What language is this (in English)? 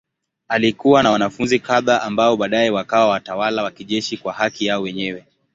Swahili